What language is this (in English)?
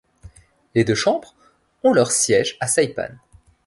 French